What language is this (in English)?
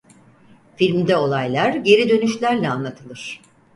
Turkish